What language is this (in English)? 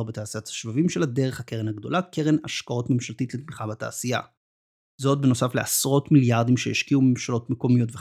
Hebrew